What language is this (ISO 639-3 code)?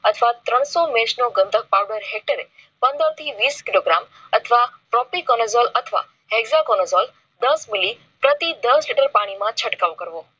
guj